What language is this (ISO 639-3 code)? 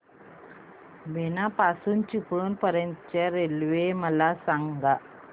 mar